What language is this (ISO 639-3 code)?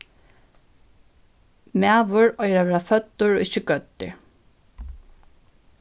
fao